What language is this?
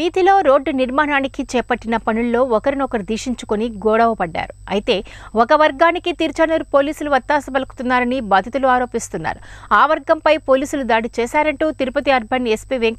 English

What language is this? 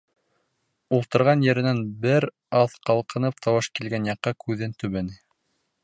Bashkir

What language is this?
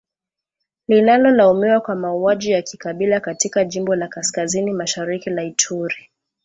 Swahili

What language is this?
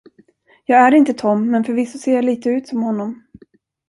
Swedish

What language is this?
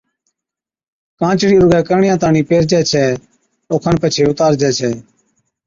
Od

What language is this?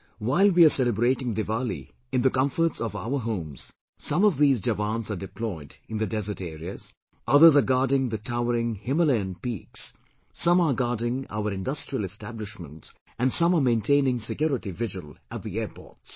English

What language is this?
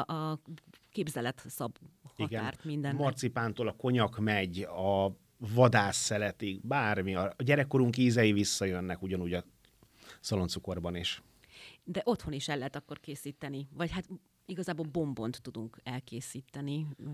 Hungarian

